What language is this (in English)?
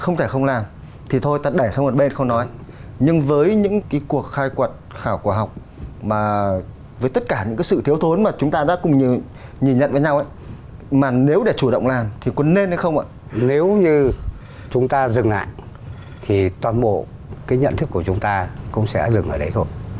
Vietnamese